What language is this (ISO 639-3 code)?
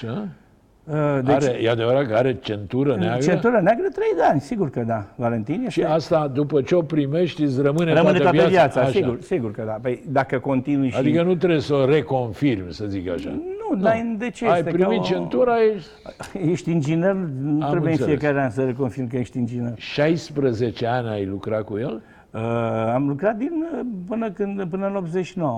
ron